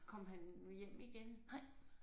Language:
Danish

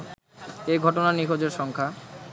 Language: Bangla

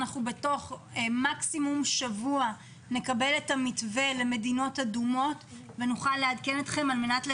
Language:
Hebrew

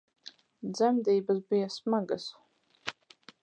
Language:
Latvian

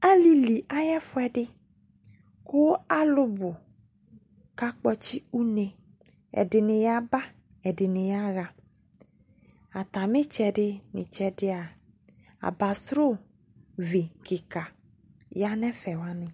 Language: Ikposo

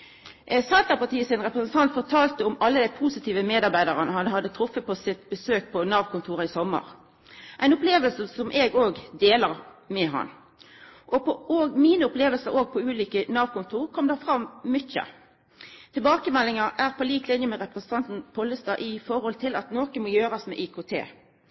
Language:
Norwegian Nynorsk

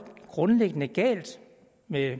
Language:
Danish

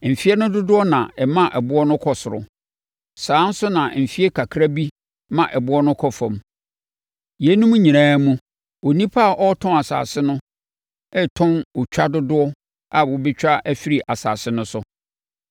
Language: Akan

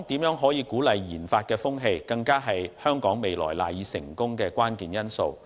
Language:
Cantonese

